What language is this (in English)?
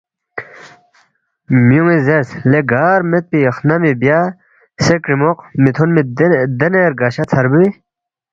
Balti